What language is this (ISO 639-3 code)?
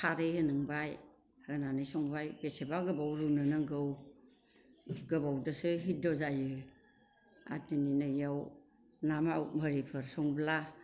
brx